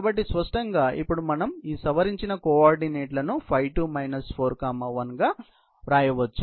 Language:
Telugu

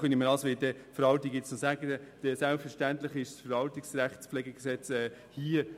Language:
Swiss German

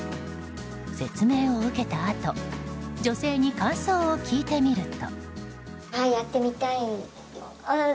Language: Japanese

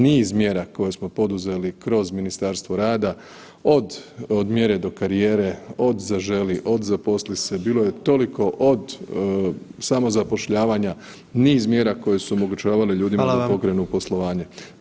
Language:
Croatian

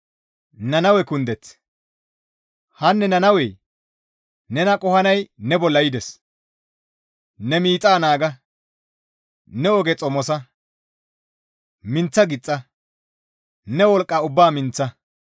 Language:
Gamo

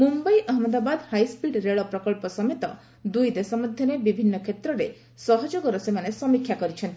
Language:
Odia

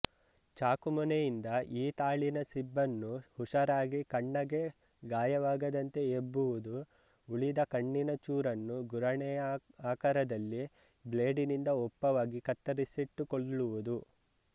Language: Kannada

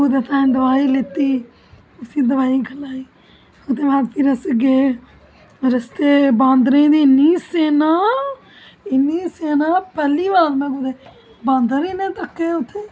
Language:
Dogri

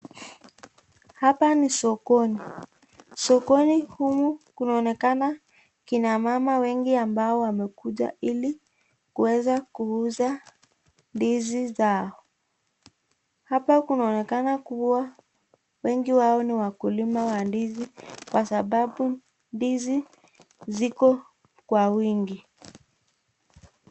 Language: Swahili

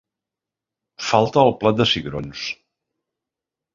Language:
Catalan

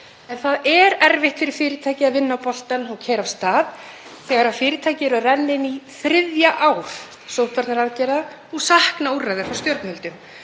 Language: Icelandic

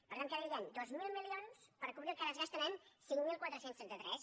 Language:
Catalan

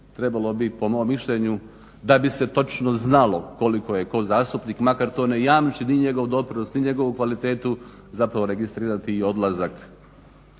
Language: Croatian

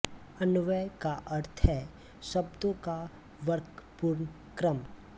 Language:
Hindi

